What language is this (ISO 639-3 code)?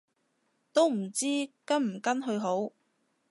yue